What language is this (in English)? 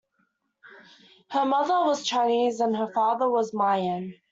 English